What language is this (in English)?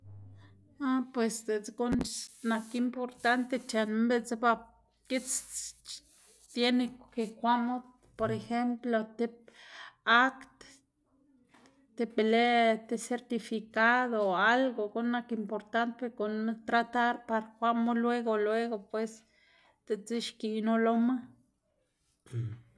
Xanaguía Zapotec